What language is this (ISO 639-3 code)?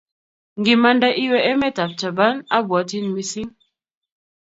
kln